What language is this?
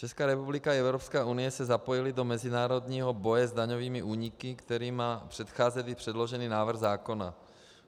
Czech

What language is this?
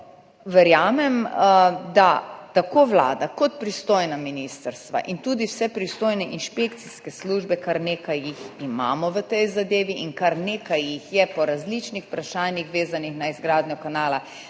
Slovenian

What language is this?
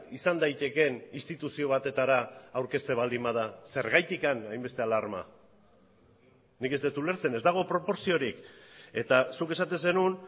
Basque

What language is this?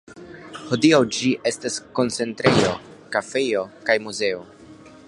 Esperanto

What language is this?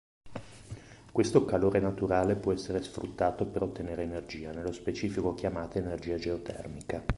Italian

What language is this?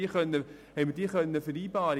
Swiss German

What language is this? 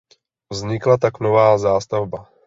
Czech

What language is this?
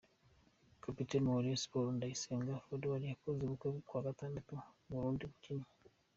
Kinyarwanda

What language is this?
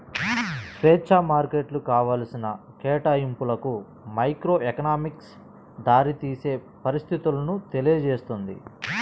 Telugu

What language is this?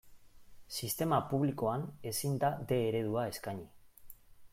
Basque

